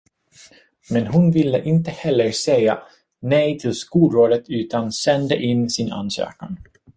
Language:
Swedish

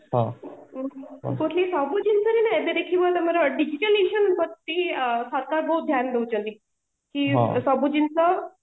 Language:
Odia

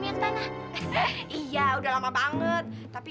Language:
Indonesian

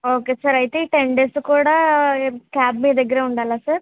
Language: Telugu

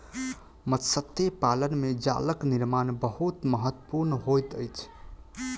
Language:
Maithili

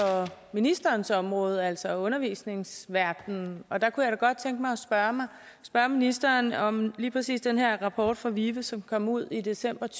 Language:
Danish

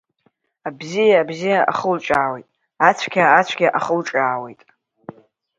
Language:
Abkhazian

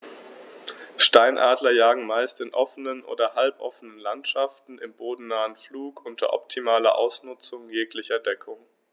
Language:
German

